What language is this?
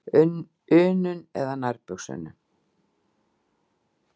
Icelandic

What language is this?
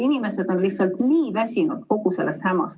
Estonian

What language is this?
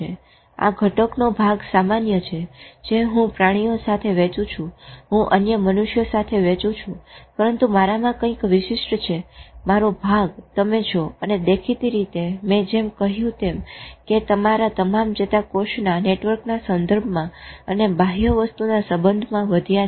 Gujarati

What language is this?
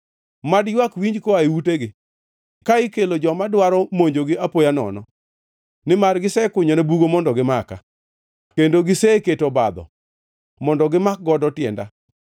Luo (Kenya and Tanzania)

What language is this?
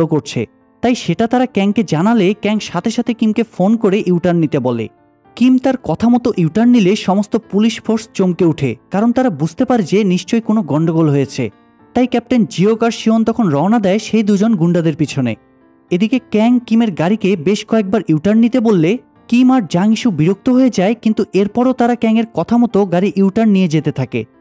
Bangla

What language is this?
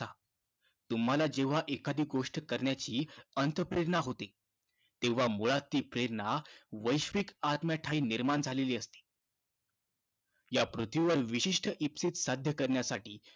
Marathi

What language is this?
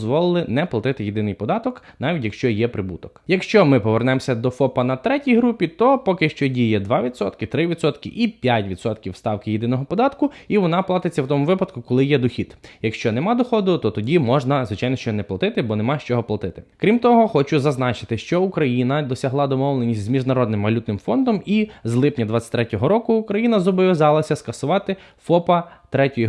Ukrainian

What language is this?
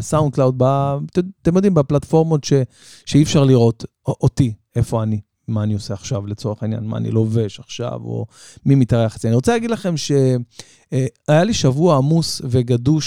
Hebrew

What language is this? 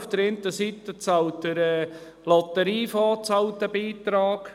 Swiss German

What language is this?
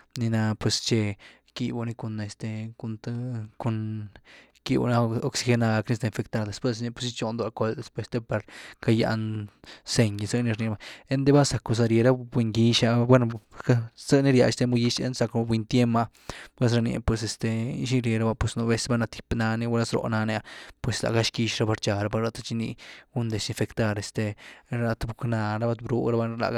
Güilá Zapotec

